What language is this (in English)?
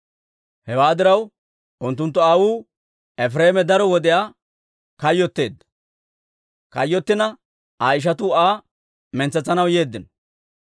Dawro